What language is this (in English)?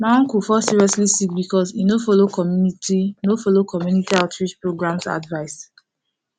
Nigerian Pidgin